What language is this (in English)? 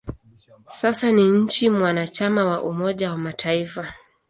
Swahili